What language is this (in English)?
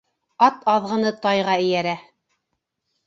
Bashkir